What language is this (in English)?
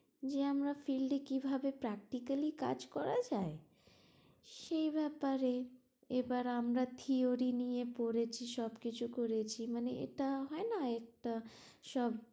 Bangla